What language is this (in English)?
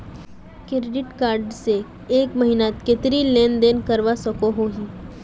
Magahi